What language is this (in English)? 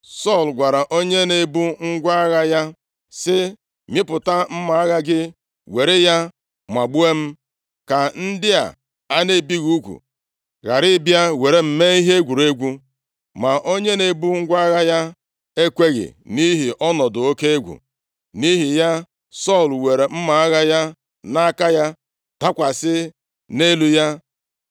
Igbo